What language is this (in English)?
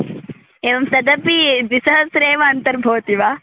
Sanskrit